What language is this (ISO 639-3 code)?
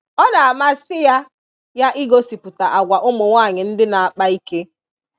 ibo